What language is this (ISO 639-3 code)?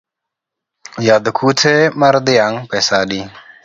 luo